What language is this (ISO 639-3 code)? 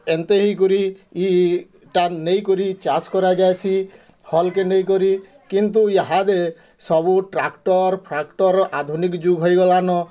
ori